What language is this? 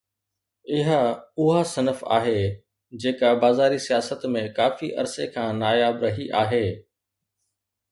Sindhi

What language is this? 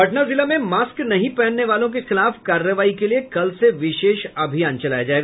Hindi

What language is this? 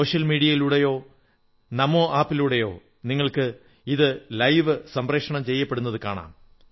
Malayalam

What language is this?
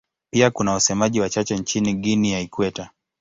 Swahili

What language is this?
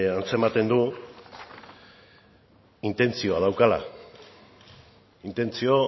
Basque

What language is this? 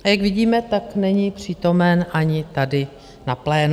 Czech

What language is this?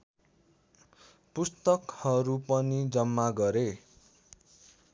Nepali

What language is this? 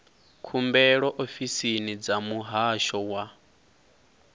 Venda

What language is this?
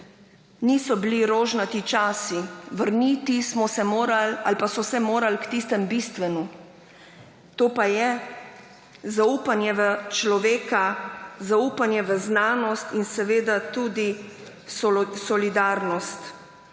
Slovenian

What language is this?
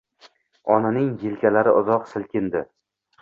Uzbek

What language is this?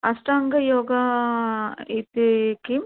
Sanskrit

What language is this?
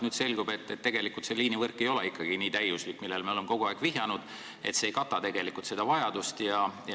Estonian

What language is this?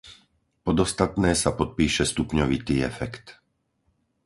Slovak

